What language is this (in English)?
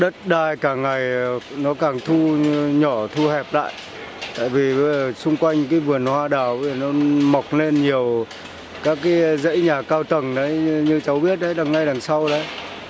Vietnamese